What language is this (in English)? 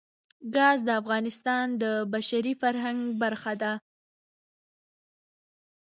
Pashto